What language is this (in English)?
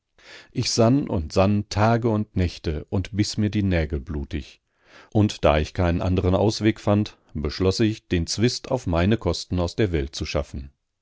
German